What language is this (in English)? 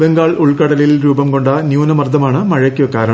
Malayalam